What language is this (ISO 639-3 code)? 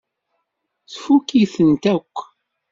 kab